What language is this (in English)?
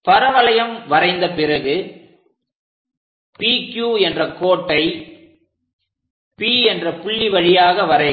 Tamil